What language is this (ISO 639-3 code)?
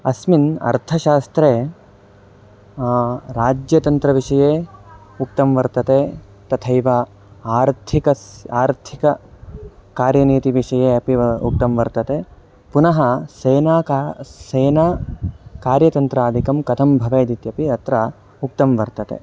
san